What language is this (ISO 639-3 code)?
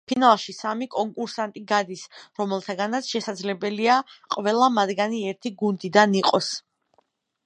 kat